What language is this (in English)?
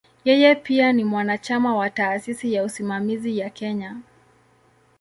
Swahili